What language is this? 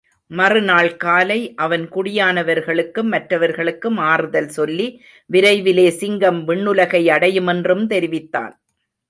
Tamil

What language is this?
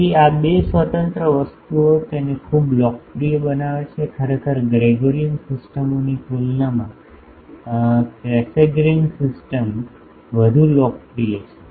Gujarati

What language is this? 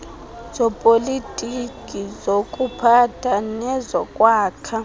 Xhosa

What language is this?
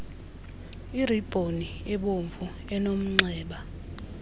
Xhosa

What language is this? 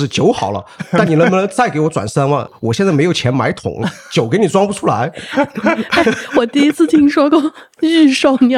Chinese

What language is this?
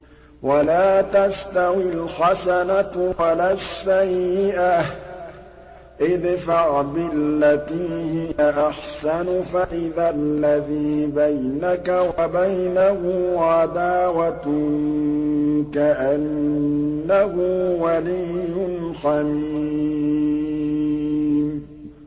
Arabic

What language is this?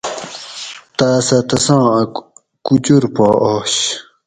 Gawri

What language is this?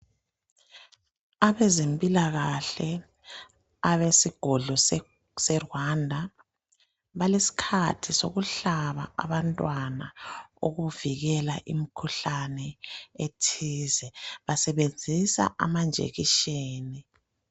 North Ndebele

